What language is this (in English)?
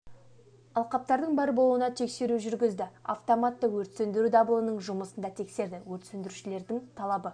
Kazakh